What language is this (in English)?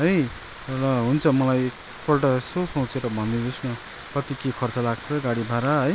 Nepali